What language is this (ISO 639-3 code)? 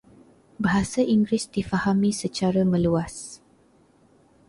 msa